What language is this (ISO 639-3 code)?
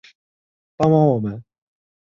zho